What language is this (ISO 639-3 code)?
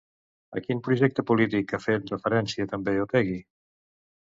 cat